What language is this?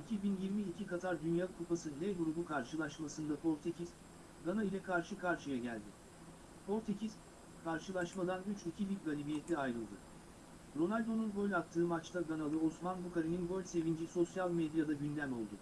Turkish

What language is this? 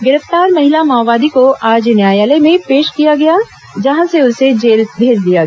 Hindi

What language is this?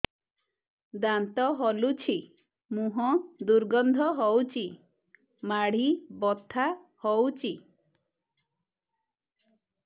Odia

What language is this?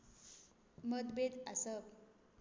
Konkani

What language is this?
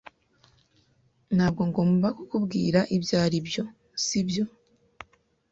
Kinyarwanda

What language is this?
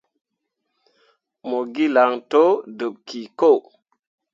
Mundang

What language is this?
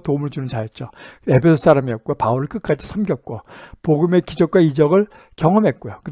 Korean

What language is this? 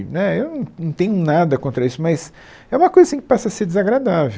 Portuguese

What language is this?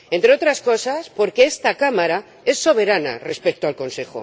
Spanish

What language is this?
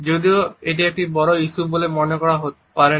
Bangla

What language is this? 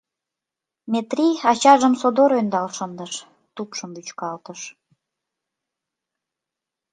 Mari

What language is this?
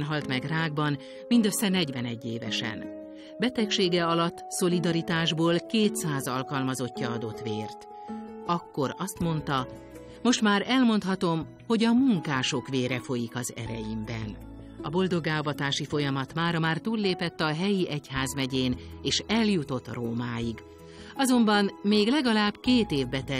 Hungarian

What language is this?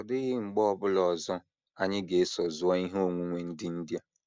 Igbo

